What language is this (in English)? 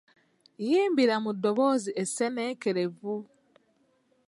Ganda